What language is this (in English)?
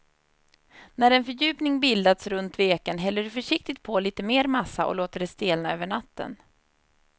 Swedish